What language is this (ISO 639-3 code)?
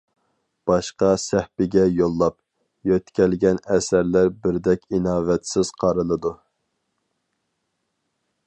uig